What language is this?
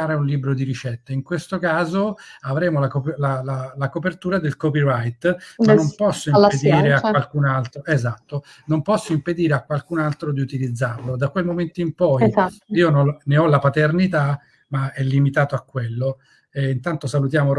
Italian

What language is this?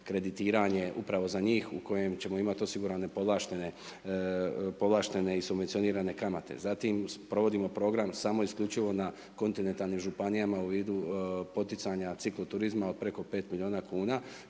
Croatian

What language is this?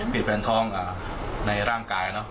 Thai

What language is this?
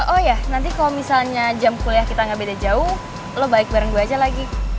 Indonesian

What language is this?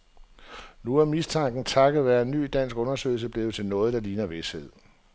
Danish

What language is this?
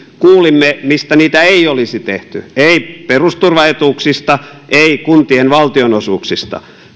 Finnish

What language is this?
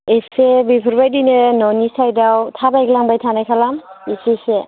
Bodo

